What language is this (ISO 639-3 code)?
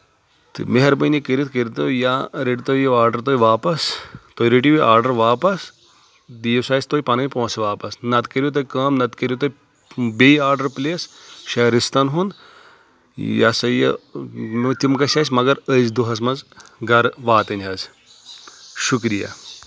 kas